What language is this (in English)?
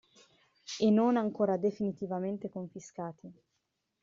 Italian